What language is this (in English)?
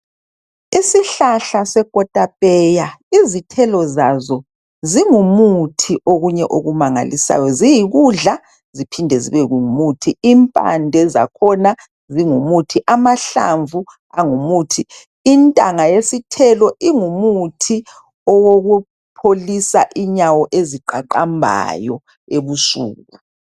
North Ndebele